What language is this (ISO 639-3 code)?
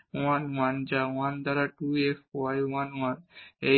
ben